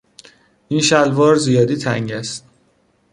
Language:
Persian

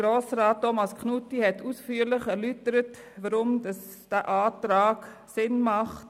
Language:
Swiss German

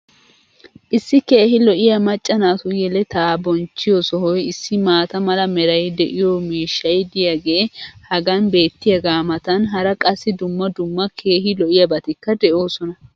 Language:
Wolaytta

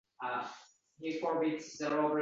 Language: Uzbek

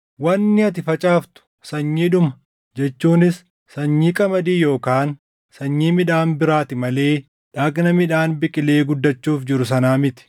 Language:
Oromo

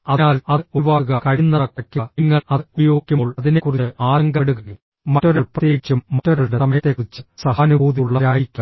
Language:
Malayalam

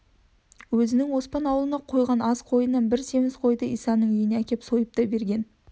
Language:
Kazakh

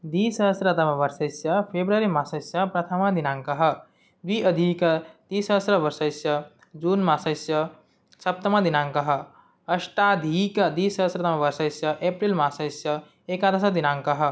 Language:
Sanskrit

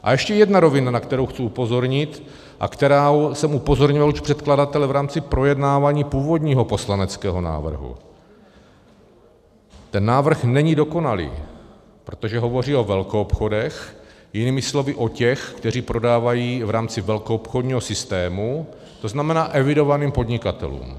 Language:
Czech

